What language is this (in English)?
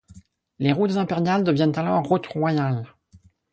French